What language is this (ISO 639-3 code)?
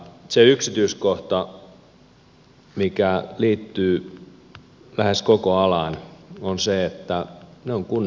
fin